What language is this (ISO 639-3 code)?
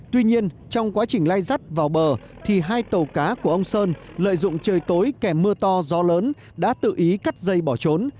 vie